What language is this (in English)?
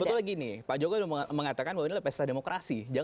Indonesian